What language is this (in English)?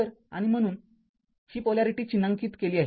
Marathi